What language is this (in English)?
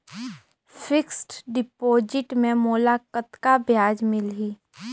Chhattisgarhi